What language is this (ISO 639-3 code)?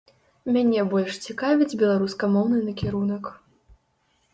bel